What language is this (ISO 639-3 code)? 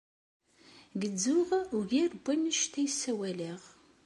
kab